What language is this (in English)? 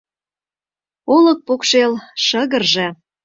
Mari